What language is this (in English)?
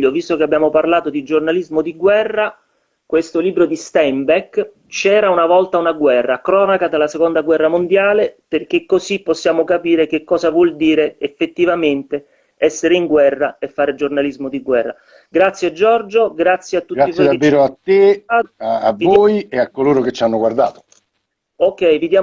Italian